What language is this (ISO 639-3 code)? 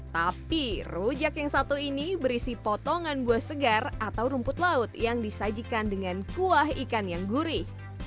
ind